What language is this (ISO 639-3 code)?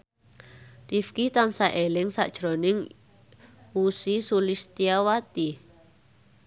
jav